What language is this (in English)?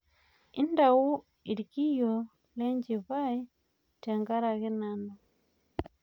Masai